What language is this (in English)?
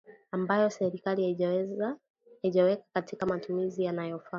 Swahili